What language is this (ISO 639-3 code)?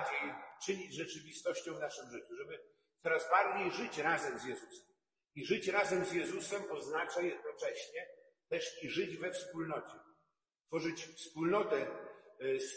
pol